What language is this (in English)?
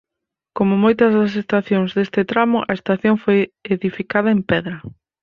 Galician